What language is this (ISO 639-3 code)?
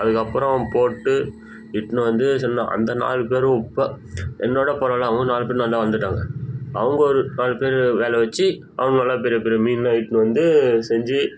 tam